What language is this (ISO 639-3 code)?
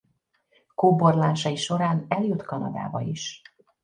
hun